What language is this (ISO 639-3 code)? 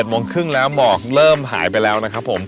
tha